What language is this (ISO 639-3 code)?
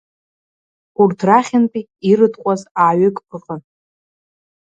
abk